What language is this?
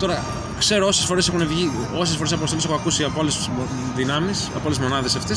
Greek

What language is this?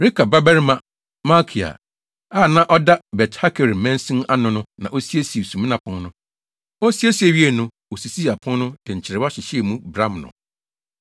Akan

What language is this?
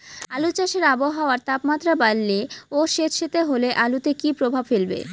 Bangla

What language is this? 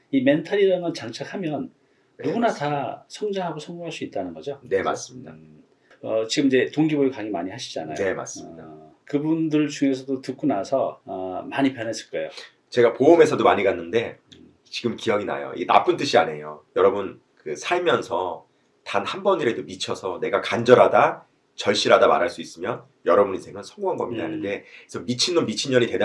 Korean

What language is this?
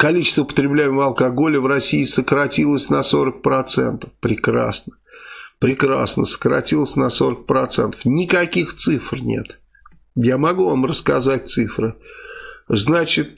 Russian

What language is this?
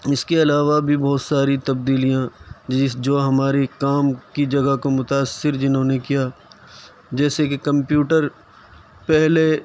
Urdu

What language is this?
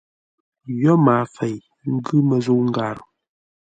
Ngombale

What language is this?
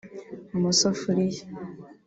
Kinyarwanda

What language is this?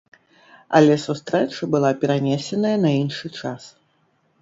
Belarusian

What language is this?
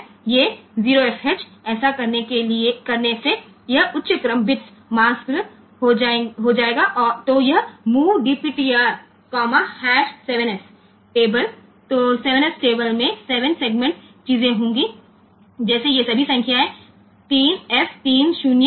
Gujarati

